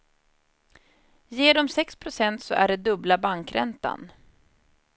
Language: Swedish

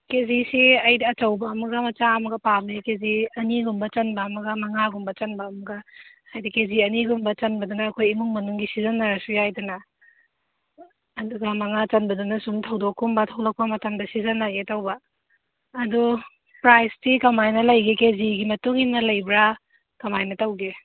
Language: Manipuri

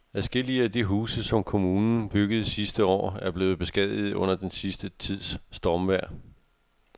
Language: Danish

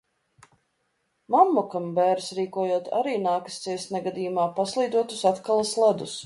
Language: Latvian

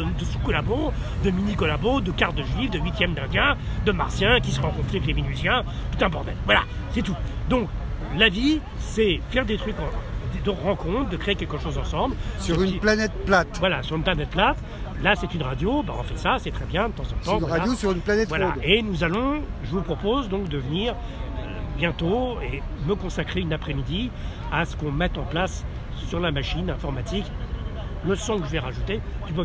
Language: French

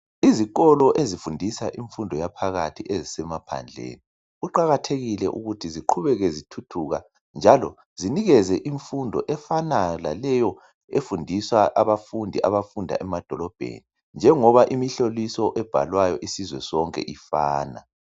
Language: North Ndebele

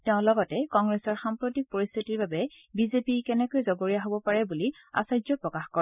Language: Assamese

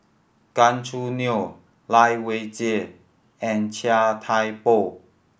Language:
English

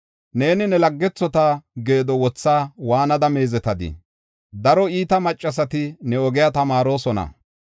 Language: Gofa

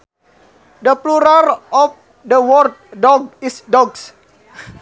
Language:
Sundanese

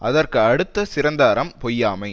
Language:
Tamil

